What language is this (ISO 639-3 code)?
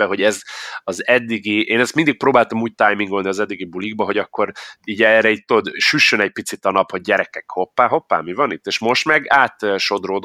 hun